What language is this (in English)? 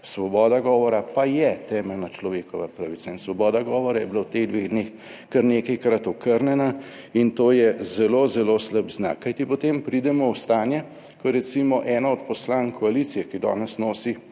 Slovenian